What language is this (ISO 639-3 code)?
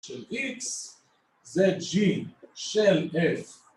heb